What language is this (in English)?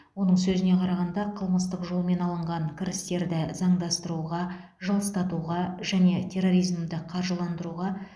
Kazakh